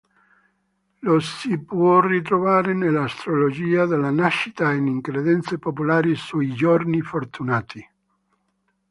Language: Italian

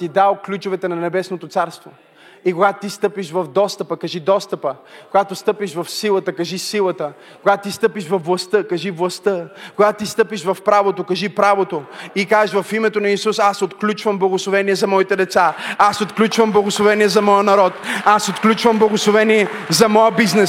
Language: Bulgarian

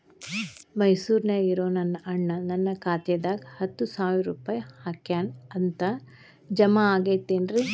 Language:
Kannada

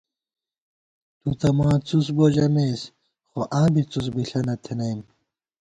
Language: Gawar-Bati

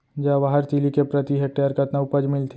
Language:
Chhattisgarhi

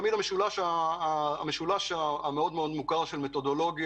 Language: Hebrew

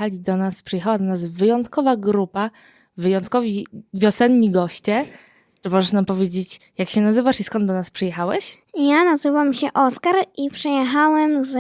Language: Polish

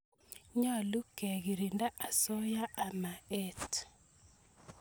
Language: Kalenjin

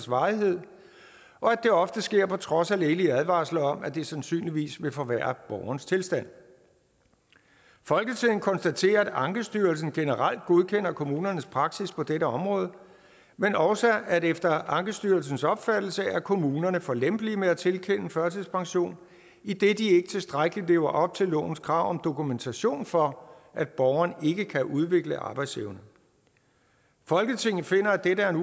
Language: Danish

